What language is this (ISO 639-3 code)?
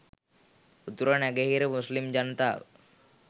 sin